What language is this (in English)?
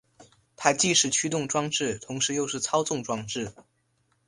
Chinese